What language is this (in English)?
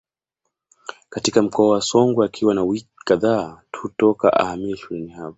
Swahili